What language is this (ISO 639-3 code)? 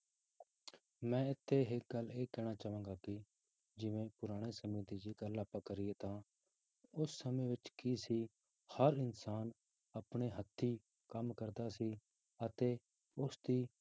pan